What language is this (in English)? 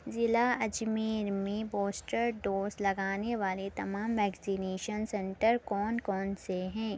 Urdu